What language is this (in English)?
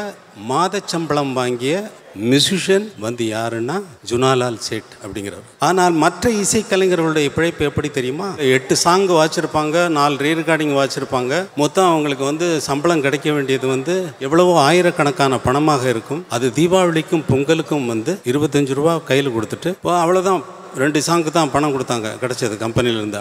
Arabic